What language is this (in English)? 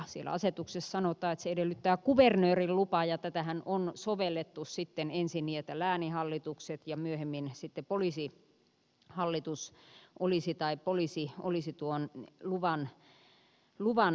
Finnish